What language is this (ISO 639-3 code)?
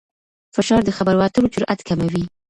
pus